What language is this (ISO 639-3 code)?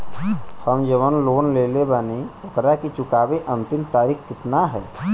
bho